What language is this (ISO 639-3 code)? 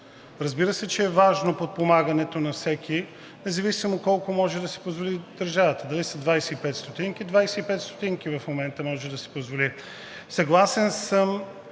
bul